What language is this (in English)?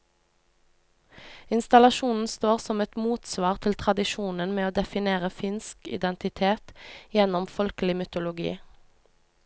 Norwegian